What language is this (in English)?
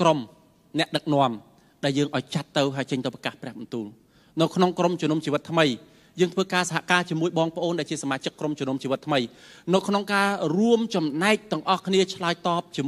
Thai